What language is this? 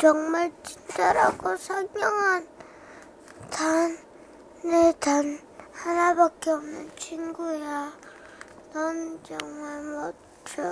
Korean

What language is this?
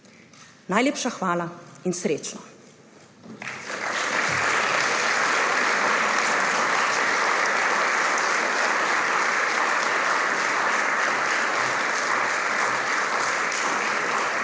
Slovenian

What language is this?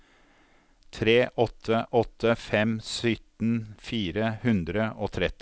Norwegian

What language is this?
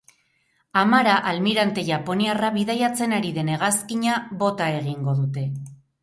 Basque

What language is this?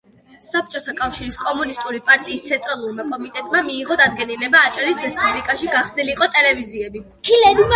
Georgian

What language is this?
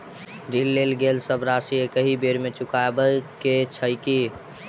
Maithili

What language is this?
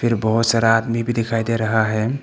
Hindi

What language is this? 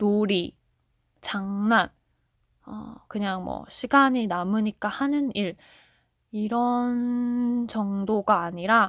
Korean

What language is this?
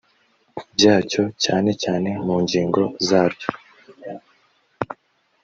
Kinyarwanda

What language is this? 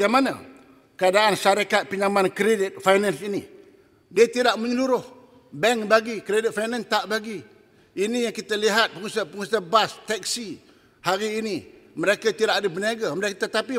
Malay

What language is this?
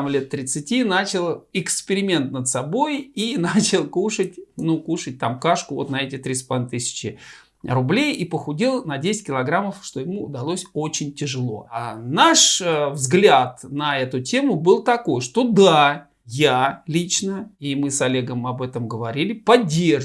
Russian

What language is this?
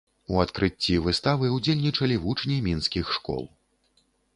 Belarusian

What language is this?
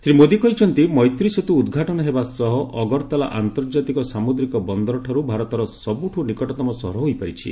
Odia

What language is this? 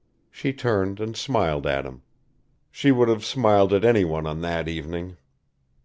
English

